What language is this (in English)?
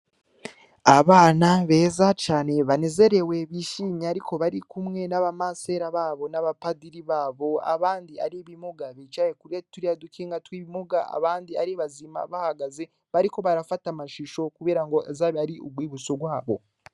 Rundi